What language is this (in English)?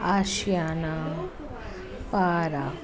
Sindhi